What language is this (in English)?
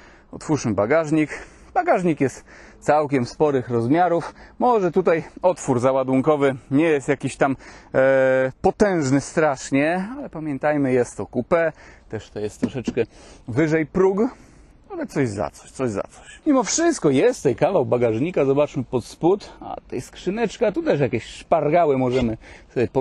Polish